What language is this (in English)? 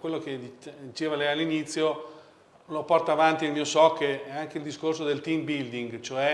Italian